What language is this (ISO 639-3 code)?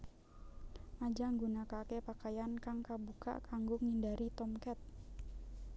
jav